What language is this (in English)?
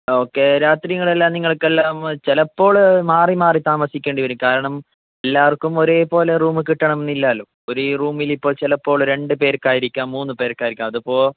Malayalam